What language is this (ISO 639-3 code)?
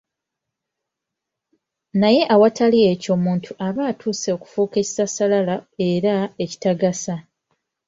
lug